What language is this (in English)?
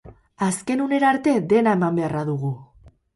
Basque